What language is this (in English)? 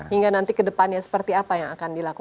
Indonesian